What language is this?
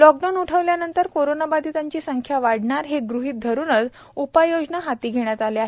Marathi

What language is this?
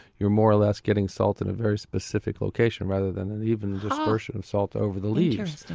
English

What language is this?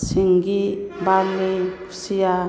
Bodo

